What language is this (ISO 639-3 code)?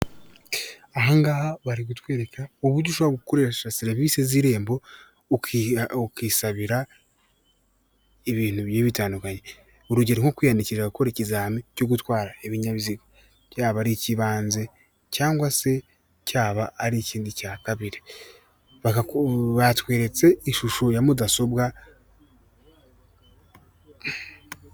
kin